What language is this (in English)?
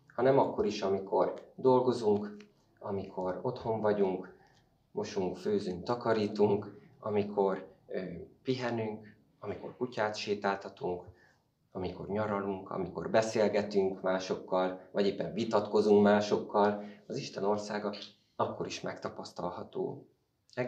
Hungarian